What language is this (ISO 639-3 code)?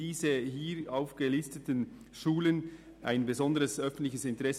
gsw